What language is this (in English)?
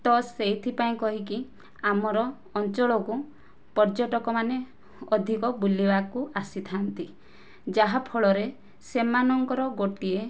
Odia